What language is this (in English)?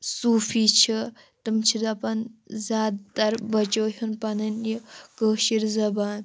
Kashmiri